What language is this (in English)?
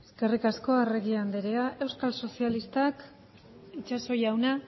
Basque